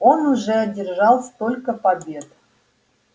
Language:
Russian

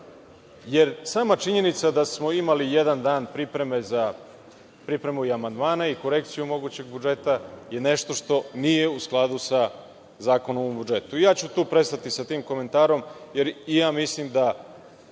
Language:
Serbian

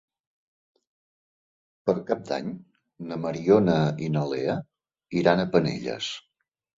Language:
Catalan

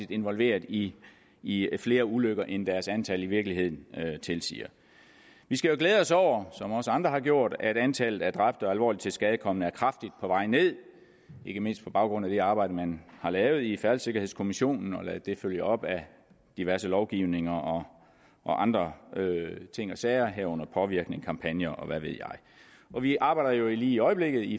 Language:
Danish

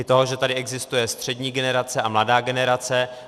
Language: Czech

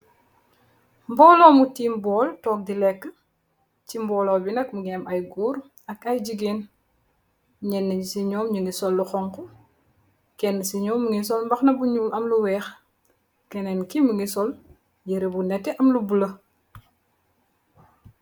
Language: Wolof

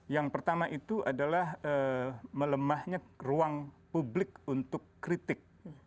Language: Indonesian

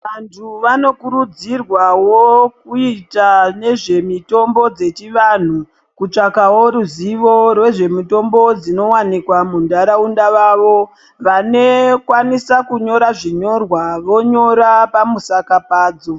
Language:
Ndau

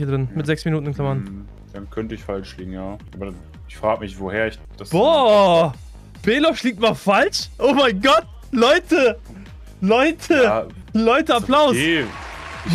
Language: German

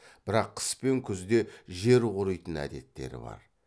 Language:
Kazakh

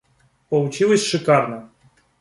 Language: Russian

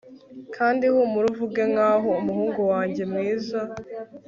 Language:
Kinyarwanda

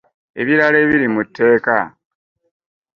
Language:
Ganda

